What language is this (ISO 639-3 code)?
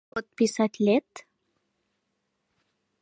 chm